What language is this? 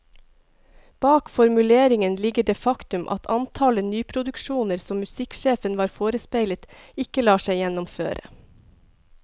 Norwegian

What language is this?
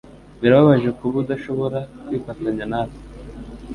Kinyarwanda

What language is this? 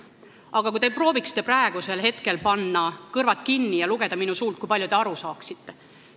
Estonian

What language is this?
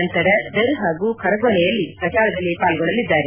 Kannada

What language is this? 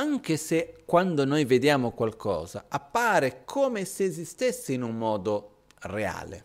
Italian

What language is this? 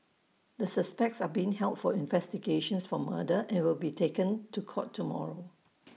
English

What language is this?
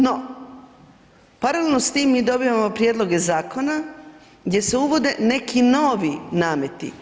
Croatian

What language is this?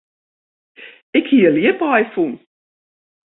Western Frisian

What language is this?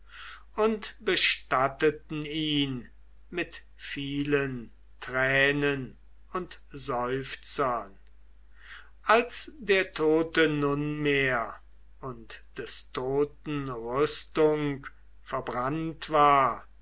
German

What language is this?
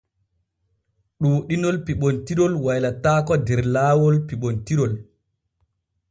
Borgu Fulfulde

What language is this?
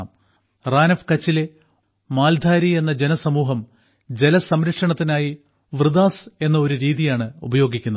Malayalam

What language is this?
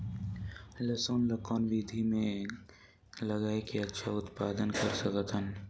Chhattisgarhi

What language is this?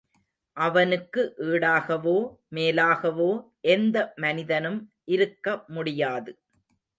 Tamil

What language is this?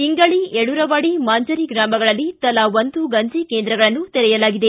Kannada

